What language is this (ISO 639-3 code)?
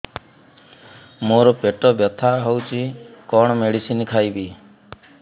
ori